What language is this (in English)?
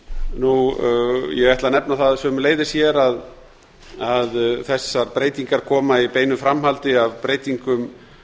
Icelandic